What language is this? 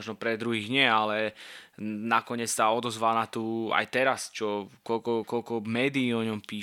Slovak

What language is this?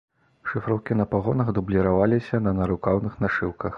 Belarusian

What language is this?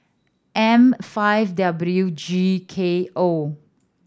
English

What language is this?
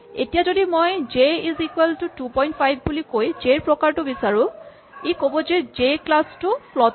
Assamese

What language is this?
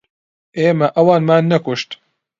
Central Kurdish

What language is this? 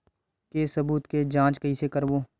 Chhattisgarhi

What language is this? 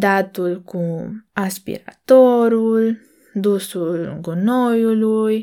Romanian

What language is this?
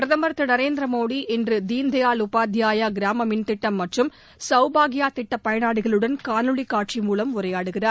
Tamil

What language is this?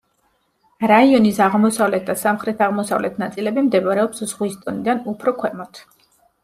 Georgian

